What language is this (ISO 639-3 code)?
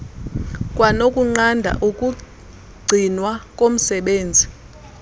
xho